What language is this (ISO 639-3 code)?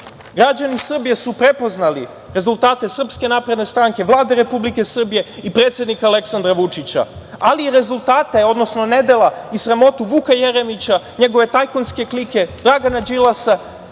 srp